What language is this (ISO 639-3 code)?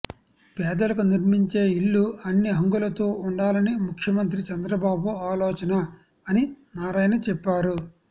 tel